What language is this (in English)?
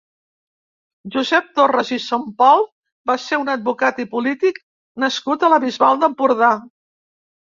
Catalan